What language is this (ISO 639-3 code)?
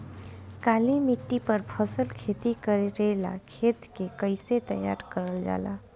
bho